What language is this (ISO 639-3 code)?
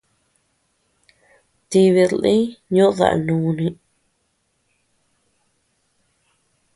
cux